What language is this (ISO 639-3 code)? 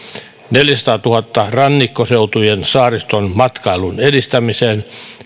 fin